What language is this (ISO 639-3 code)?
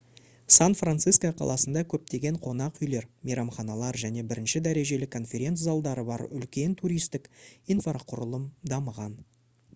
kaz